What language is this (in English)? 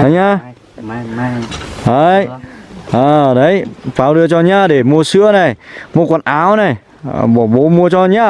Vietnamese